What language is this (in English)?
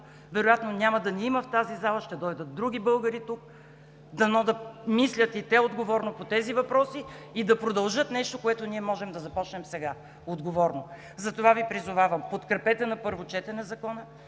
Bulgarian